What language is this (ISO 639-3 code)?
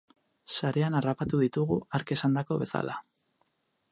eus